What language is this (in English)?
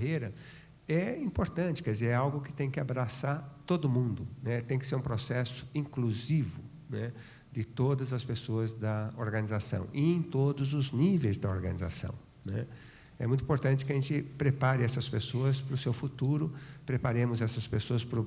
Portuguese